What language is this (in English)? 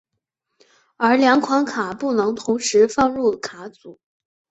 Chinese